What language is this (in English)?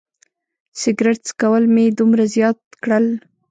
Pashto